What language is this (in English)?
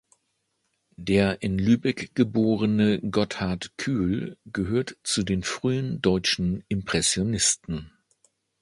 German